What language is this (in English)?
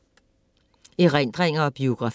Danish